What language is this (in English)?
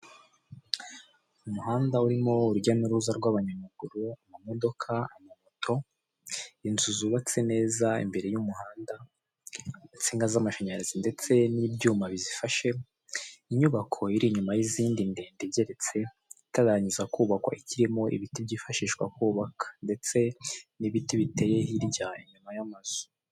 Kinyarwanda